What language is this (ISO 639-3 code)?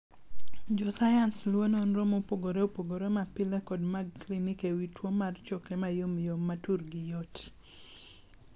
luo